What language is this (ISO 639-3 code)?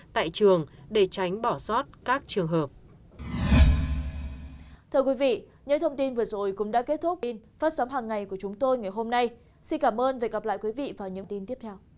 vie